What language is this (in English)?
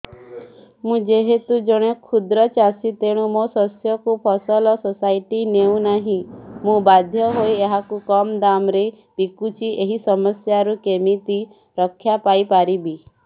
Odia